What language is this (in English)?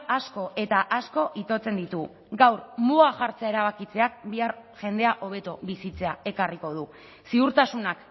Basque